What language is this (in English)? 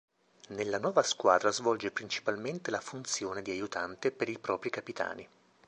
Italian